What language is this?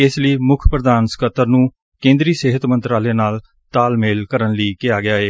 Punjabi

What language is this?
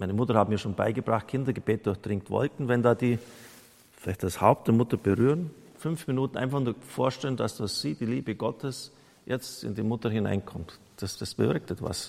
German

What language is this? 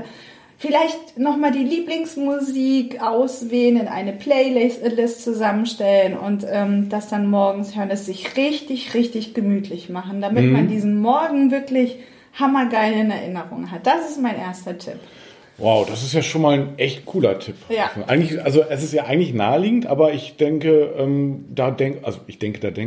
German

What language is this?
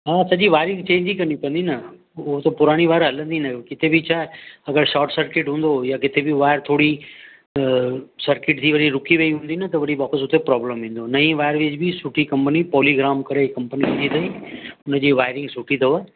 Sindhi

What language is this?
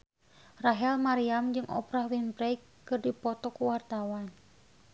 Sundanese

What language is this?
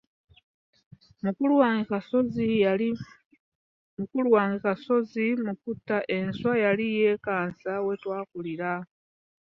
Ganda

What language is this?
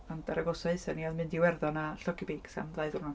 Welsh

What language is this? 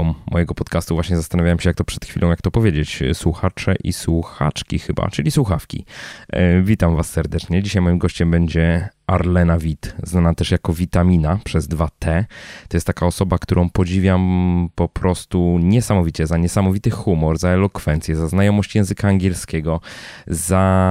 Polish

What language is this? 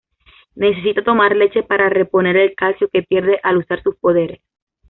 Spanish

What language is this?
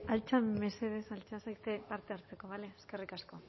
Basque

